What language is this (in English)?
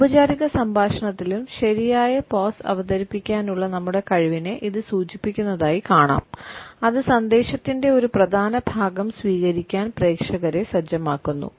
Malayalam